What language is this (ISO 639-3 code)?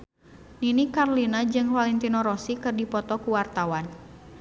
sun